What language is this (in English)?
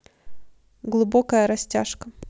Russian